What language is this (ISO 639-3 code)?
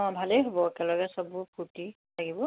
asm